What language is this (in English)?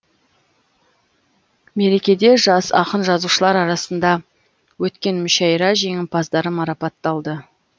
Kazakh